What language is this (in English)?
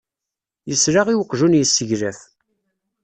Kabyle